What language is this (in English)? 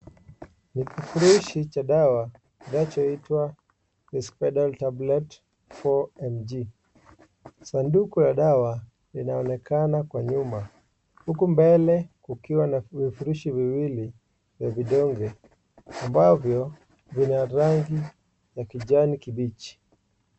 Swahili